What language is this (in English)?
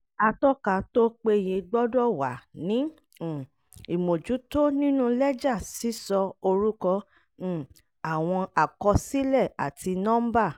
Yoruba